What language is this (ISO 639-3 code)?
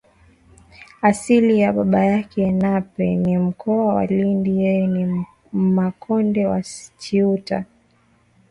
swa